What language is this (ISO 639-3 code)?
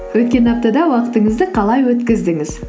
kaz